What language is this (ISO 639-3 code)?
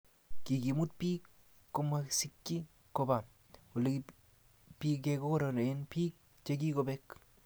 kln